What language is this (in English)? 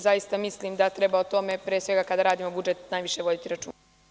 Serbian